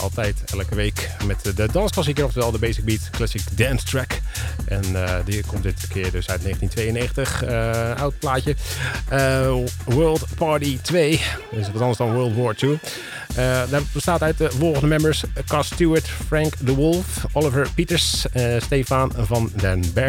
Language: Dutch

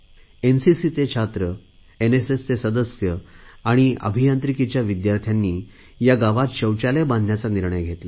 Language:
Marathi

